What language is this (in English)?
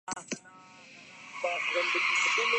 Urdu